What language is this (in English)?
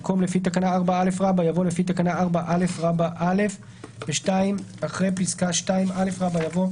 Hebrew